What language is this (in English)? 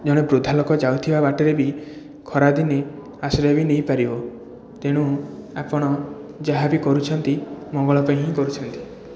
Odia